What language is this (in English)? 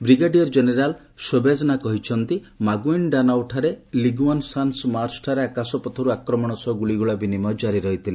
Odia